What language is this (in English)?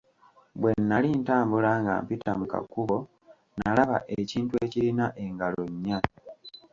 Ganda